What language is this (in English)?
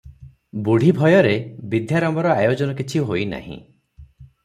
Odia